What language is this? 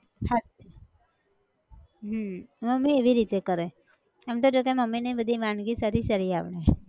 Gujarati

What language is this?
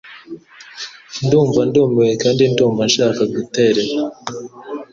Kinyarwanda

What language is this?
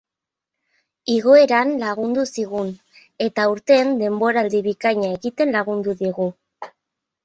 Basque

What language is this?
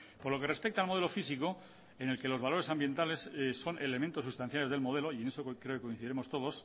Spanish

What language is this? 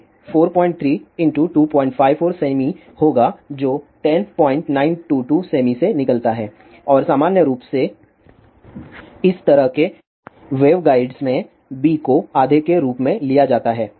Hindi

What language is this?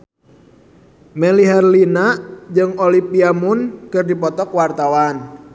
Sundanese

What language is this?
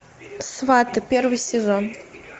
Russian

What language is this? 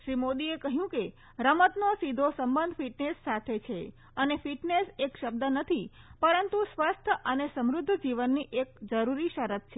Gujarati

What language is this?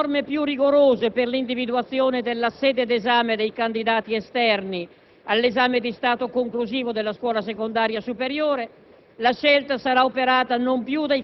Italian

